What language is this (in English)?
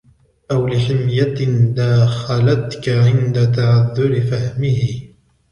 Arabic